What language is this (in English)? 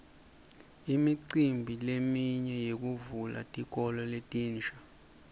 Swati